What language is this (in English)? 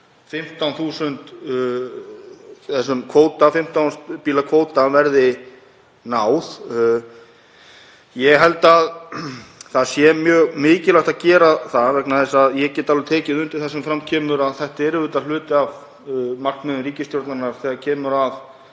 Icelandic